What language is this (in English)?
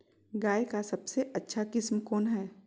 Magahi